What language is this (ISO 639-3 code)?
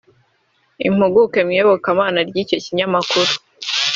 kin